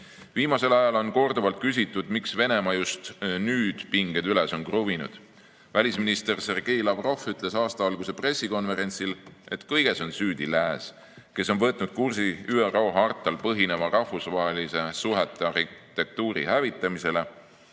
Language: Estonian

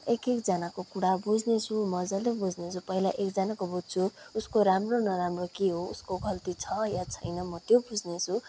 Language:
Nepali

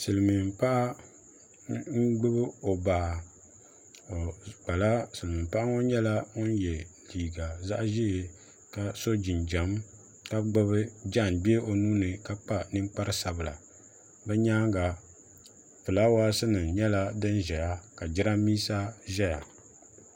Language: Dagbani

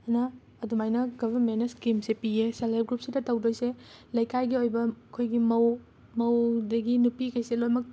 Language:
Manipuri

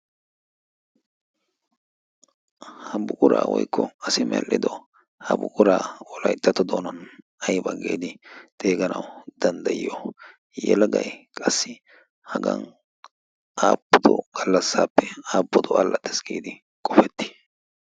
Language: Wolaytta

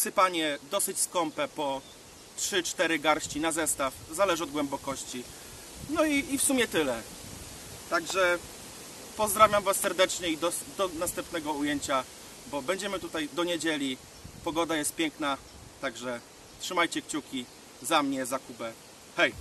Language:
Polish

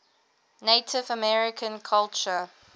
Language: English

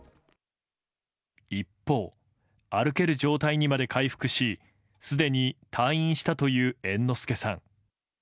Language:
Japanese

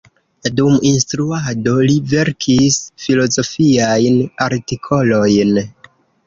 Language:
Esperanto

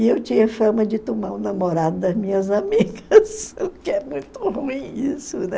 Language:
Portuguese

